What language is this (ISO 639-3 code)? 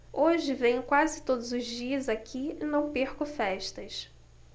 por